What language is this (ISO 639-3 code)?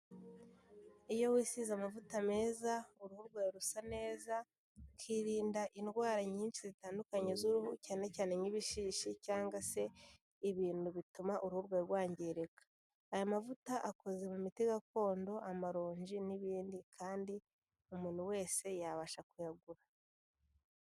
kin